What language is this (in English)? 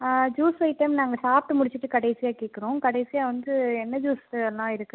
Tamil